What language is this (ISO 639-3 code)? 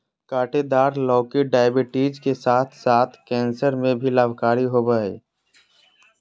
mag